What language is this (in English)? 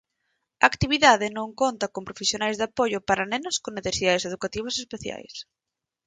Galician